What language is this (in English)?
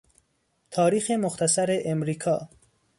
Persian